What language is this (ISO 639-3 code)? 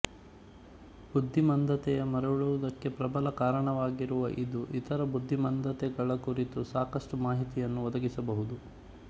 kan